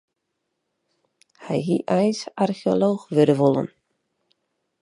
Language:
Western Frisian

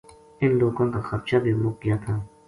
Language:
Gujari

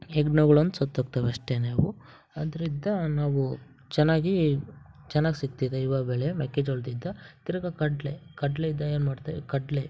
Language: Kannada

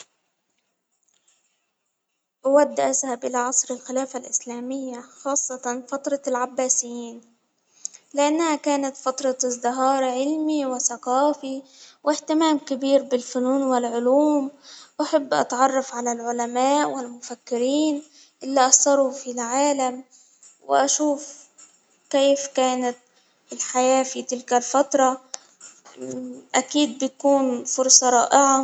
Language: Hijazi Arabic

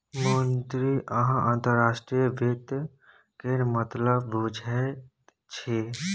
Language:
Maithili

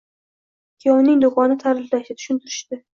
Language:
Uzbek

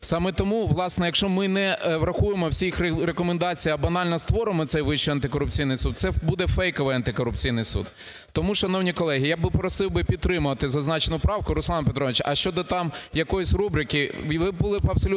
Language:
Ukrainian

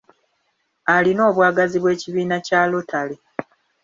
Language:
Ganda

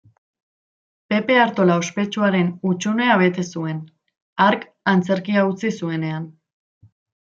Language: Basque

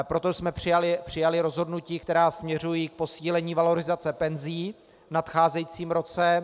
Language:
Czech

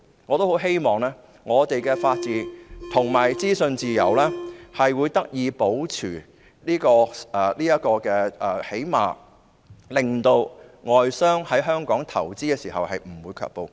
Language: Cantonese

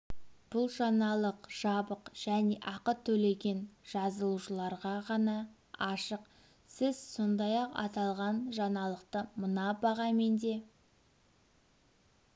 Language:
Kazakh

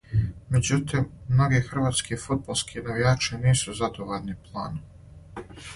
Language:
Serbian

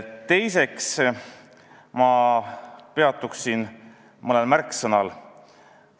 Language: Estonian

